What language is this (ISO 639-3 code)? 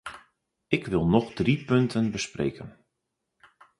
nld